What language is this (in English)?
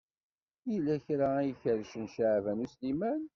Kabyle